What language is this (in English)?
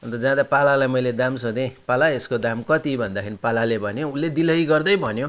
Nepali